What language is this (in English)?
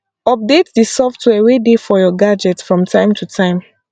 Nigerian Pidgin